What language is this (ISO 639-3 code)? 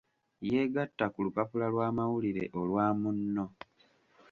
lug